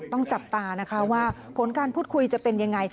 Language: Thai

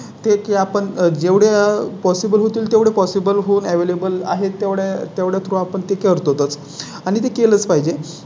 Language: Marathi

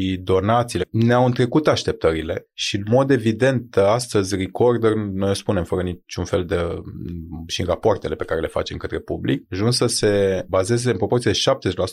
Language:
Romanian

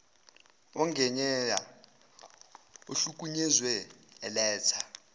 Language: Zulu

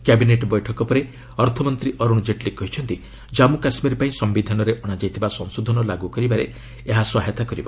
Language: Odia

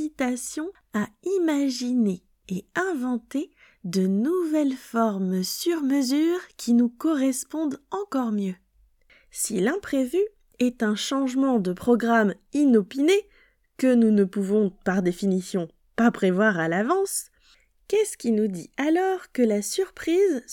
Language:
French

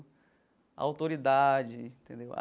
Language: Portuguese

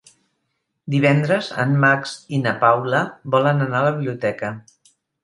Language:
Catalan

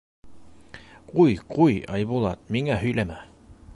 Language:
Bashkir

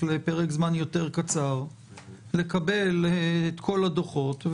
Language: Hebrew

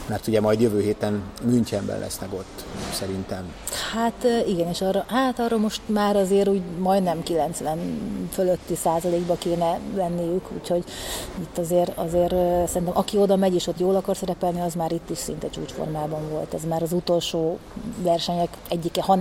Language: Hungarian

